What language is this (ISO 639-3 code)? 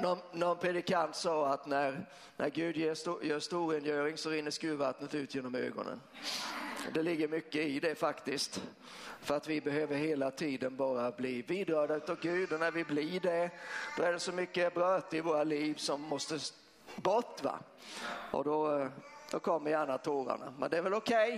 swe